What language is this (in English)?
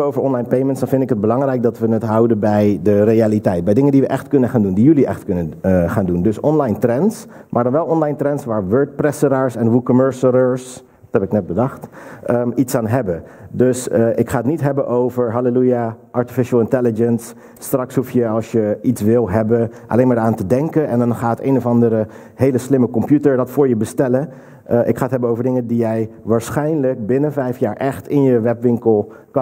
Dutch